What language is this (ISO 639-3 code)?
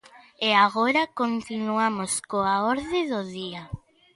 glg